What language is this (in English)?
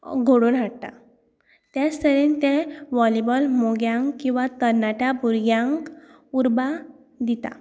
Konkani